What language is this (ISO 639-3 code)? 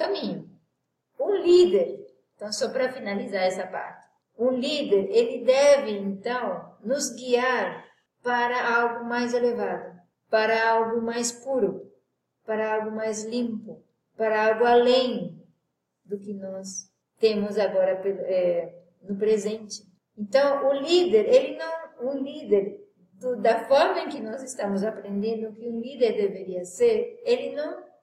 por